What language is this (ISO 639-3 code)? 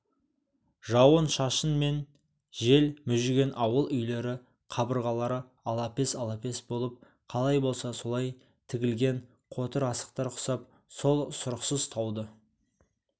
kaz